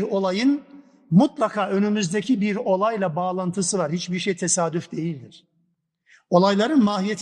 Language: Turkish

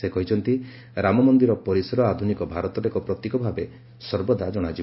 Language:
Odia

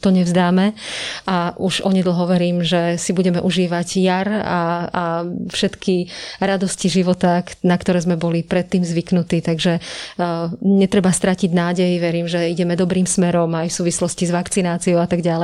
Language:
Slovak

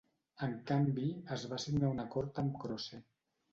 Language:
Catalan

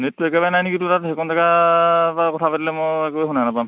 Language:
Assamese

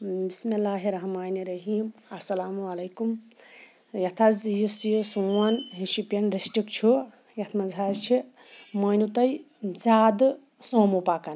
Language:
Kashmiri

